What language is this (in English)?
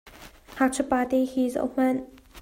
Hakha Chin